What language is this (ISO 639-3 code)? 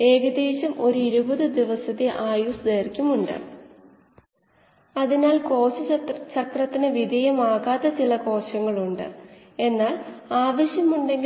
mal